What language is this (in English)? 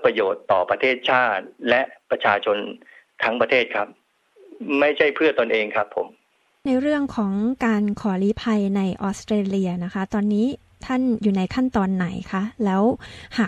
Thai